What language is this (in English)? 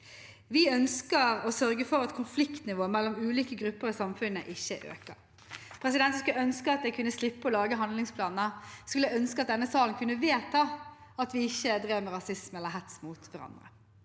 Norwegian